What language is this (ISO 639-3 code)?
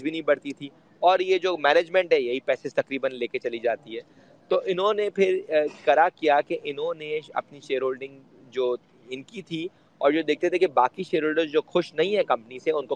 urd